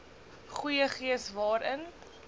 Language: Afrikaans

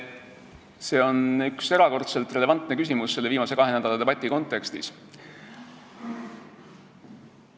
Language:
Estonian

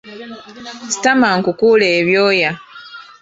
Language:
Ganda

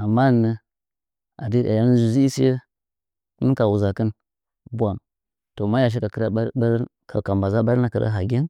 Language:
Nzanyi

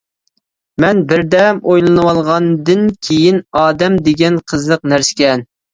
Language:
Uyghur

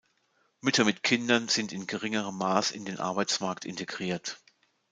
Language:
German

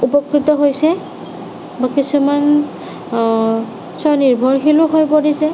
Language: Assamese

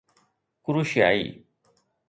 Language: Sindhi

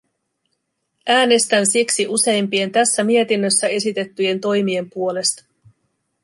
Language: Finnish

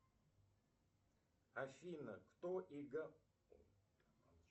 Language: Russian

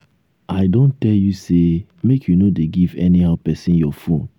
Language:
Nigerian Pidgin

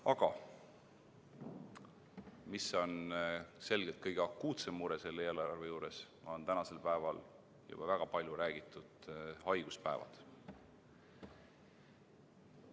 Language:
Estonian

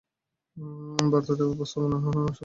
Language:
Bangla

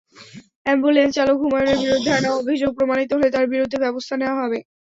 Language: Bangla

